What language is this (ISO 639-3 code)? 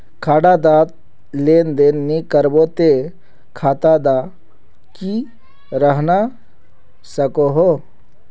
mag